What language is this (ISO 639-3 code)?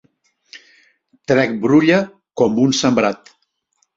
cat